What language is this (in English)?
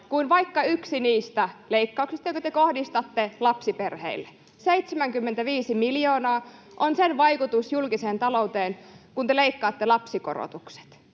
Finnish